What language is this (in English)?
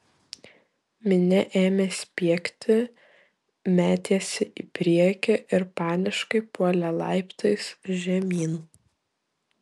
Lithuanian